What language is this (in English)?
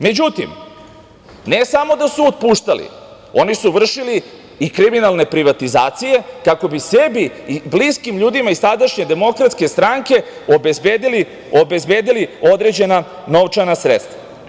Serbian